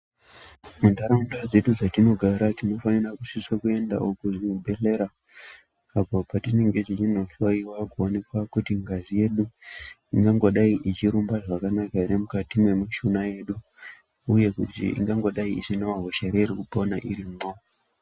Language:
Ndau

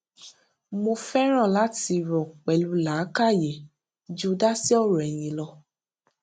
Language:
Yoruba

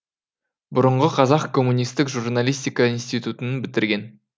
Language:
Kazakh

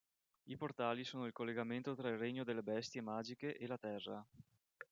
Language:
Italian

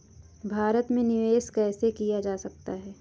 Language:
Hindi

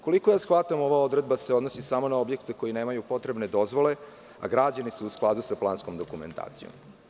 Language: Serbian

